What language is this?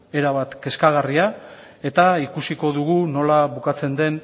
Basque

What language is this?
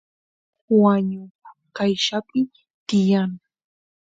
Santiago del Estero Quichua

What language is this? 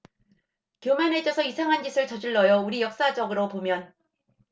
Korean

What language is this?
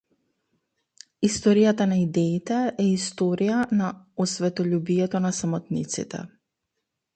Macedonian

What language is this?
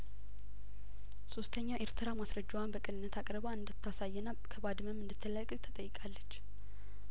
Amharic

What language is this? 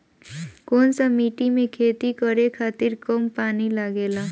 Bhojpuri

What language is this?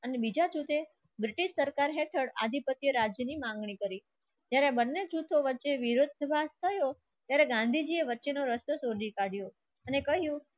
Gujarati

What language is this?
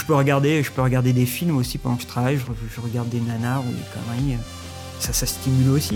French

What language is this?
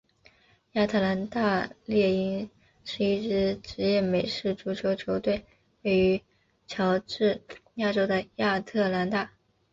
Chinese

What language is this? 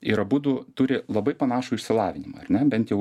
Lithuanian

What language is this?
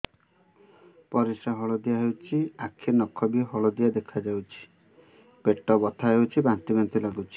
Odia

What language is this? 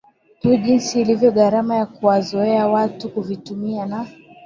Swahili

